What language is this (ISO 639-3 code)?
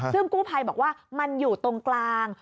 tha